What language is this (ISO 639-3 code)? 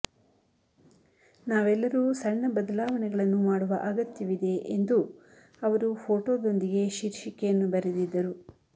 kan